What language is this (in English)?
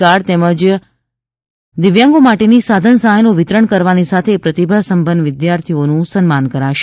Gujarati